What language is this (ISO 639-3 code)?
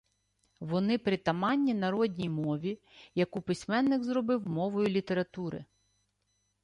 ukr